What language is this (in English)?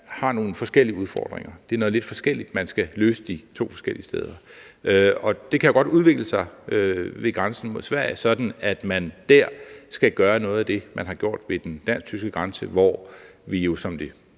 Danish